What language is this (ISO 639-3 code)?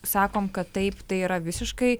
lit